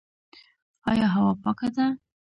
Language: Pashto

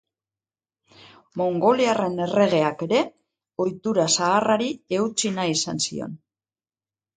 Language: Basque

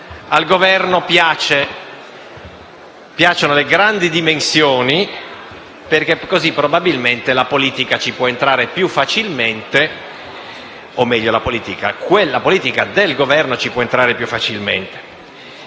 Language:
Italian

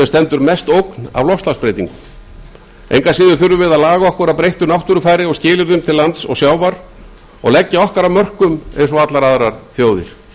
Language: Icelandic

